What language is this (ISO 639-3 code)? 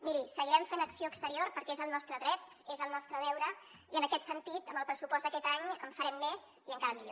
cat